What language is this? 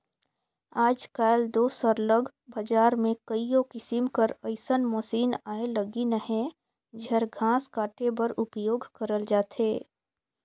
Chhattisgarhi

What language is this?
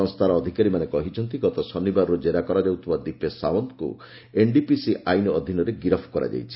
Odia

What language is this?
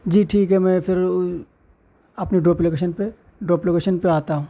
Urdu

